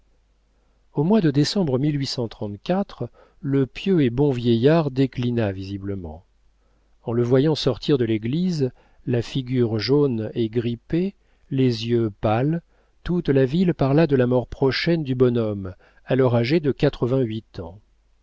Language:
French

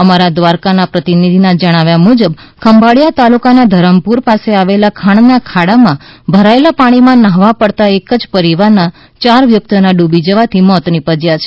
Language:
Gujarati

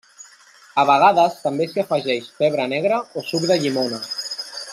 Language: Catalan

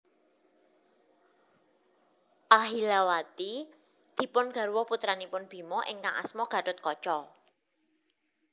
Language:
Javanese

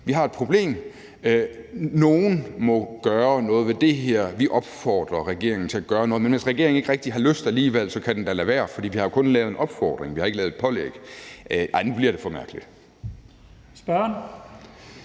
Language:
Danish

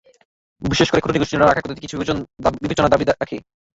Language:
Bangla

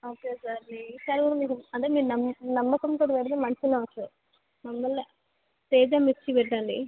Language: Telugu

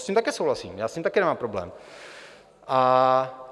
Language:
Czech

